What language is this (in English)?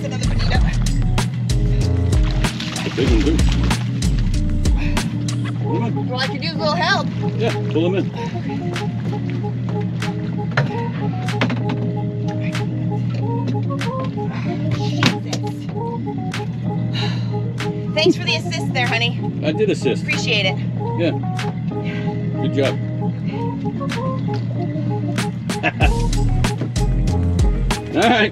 English